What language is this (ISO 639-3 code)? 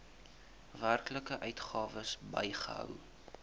afr